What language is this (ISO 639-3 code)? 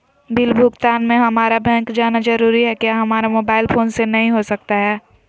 mag